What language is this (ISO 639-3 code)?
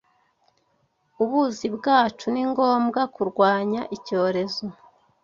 kin